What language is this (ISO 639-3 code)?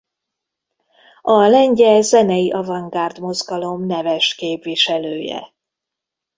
hun